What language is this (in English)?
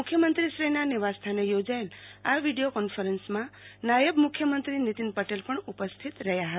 Gujarati